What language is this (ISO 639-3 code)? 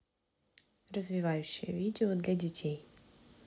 rus